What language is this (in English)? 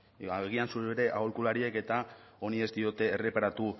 Basque